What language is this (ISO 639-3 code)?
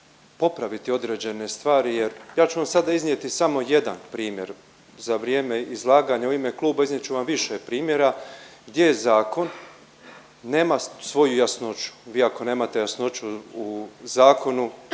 hrv